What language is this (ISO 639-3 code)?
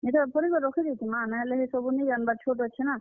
ori